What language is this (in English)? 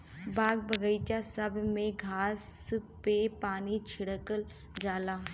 Bhojpuri